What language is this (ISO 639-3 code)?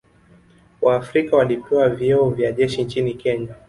swa